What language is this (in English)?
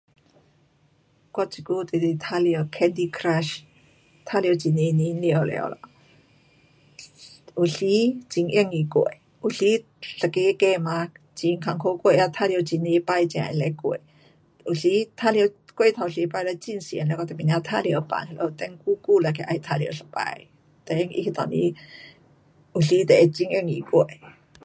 Pu-Xian Chinese